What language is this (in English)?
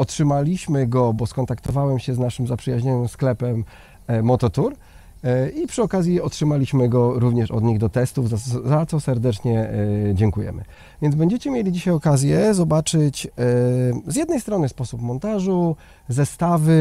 Polish